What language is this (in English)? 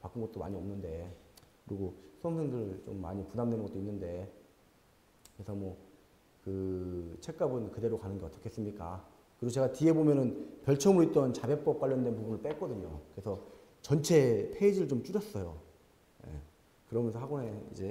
Korean